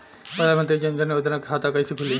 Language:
Bhojpuri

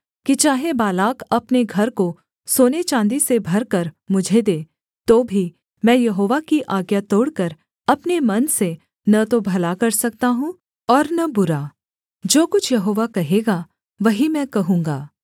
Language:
Hindi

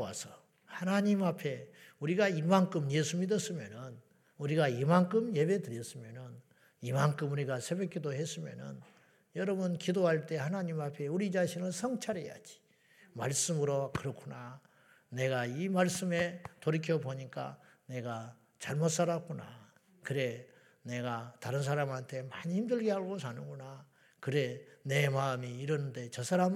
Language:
Korean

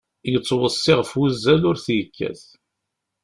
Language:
Kabyle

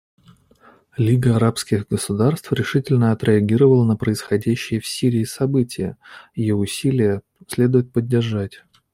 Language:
Russian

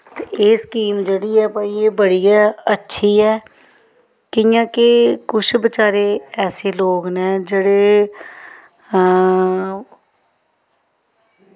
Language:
Dogri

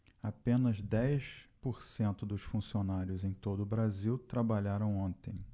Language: Portuguese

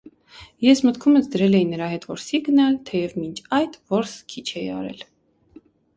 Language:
Armenian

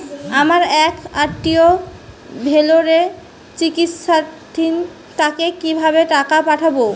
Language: Bangla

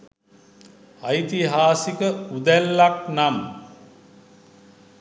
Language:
Sinhala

